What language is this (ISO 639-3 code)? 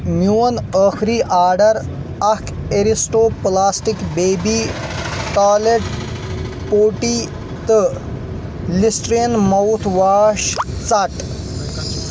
kas